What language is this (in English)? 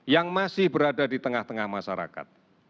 Indonesian